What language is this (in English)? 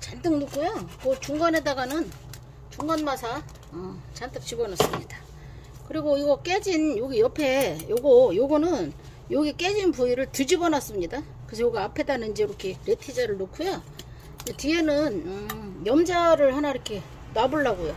Korean